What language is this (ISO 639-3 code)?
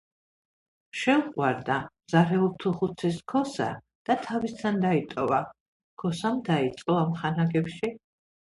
kat